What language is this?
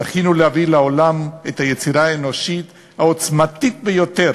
Hebrew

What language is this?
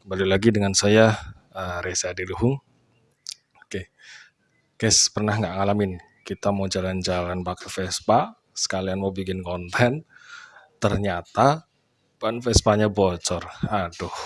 Indonesian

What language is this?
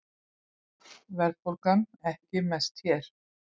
Icelandic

